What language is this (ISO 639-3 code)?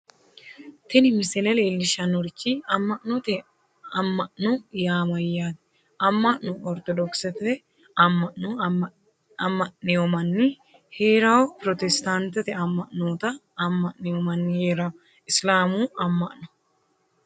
sid